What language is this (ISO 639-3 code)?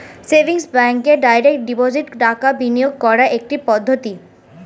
ben